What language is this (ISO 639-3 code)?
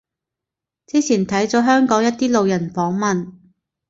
yue